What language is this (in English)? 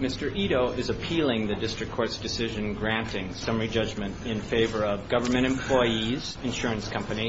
English